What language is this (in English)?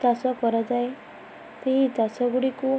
Odia